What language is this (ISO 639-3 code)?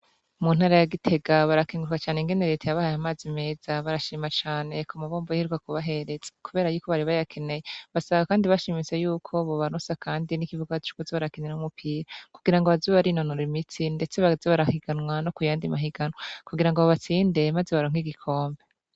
run